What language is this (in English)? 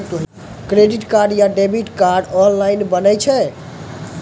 Maithili